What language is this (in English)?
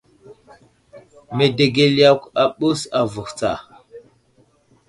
Wuzlam